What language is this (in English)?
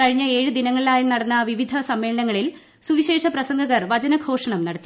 Malayalam